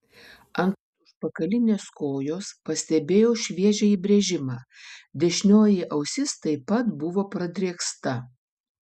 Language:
Lithuanian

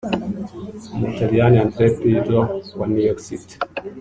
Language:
Kinyarwanda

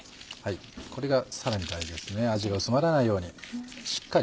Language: Japanese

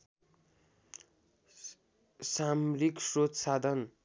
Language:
Nepali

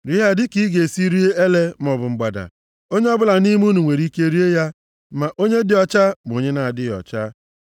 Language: Igbo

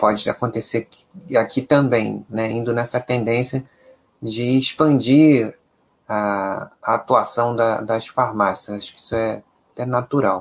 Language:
Portuguese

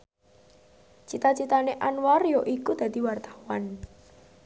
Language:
Javanese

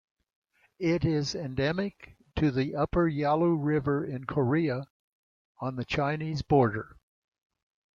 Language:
English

